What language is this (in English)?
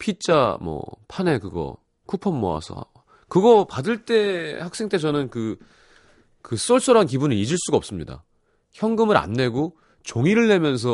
Korean